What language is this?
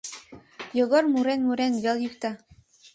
Mari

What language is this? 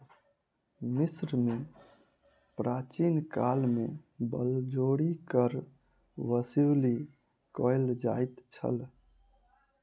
Maithili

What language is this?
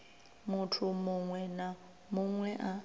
Venda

